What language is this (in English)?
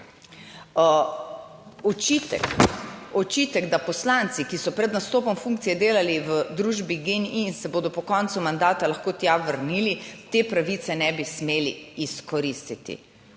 Slovenian